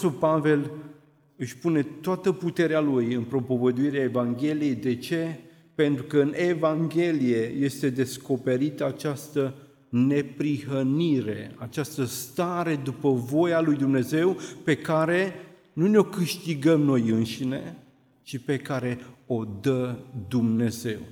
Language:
Romanian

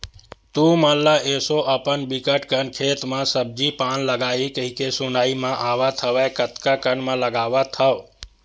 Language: Chhattisgarhi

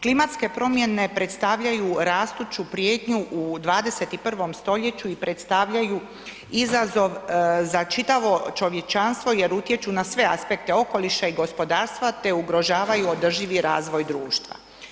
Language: Croatian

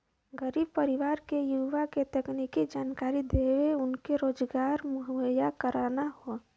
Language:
Bhojpuri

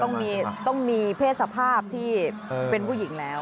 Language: Thai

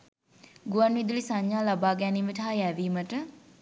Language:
Sinhala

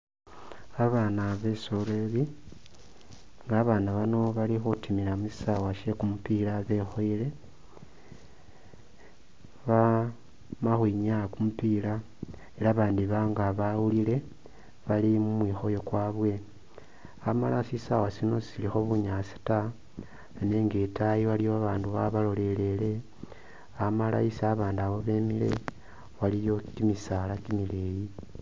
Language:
Masaaba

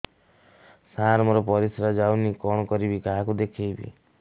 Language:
Odia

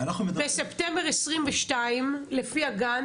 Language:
Hebrew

